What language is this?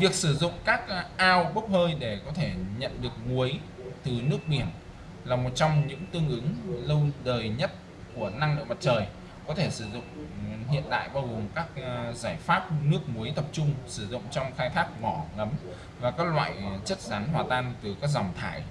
Vietnamese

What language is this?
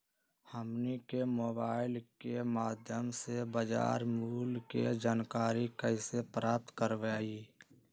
Magahi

